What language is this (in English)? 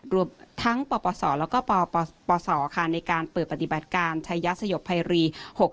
Thai